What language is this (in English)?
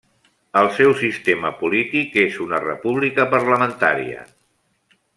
Catalan